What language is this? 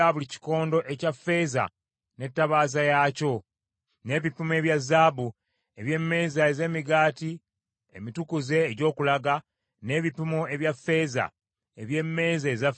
Ganda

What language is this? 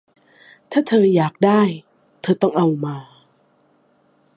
Thai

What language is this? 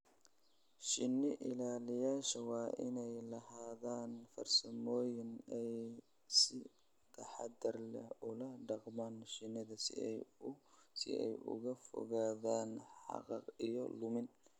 Somali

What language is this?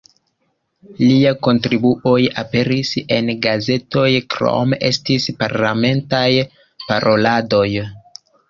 Esperanto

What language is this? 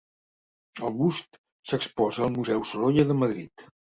Catalan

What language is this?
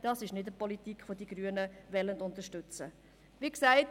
Swiss German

